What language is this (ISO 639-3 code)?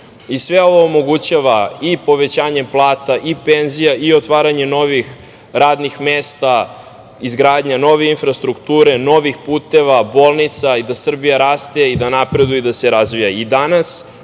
srp